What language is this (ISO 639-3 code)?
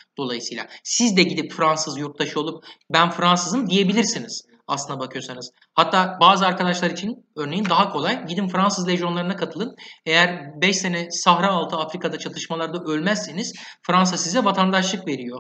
tur